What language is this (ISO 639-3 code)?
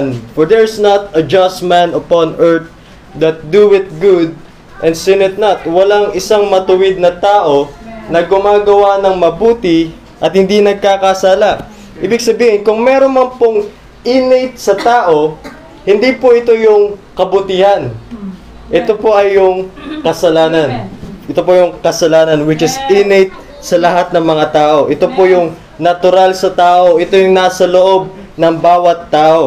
fil